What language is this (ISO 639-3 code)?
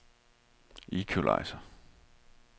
dan